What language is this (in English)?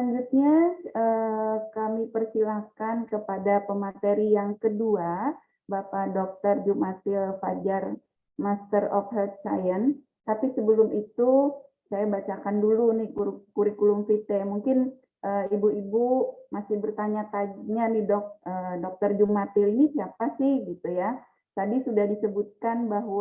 Indonesian